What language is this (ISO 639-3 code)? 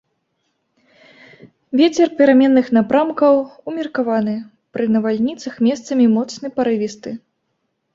bel